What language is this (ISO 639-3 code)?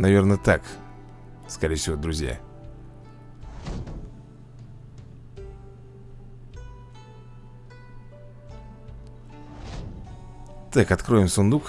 rus